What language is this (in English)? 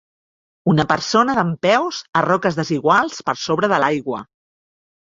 Catalan